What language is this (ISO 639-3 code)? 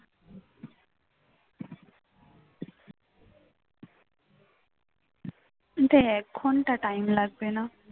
ben